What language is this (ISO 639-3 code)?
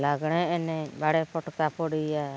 sat